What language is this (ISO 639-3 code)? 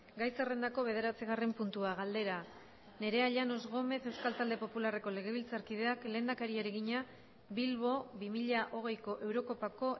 eus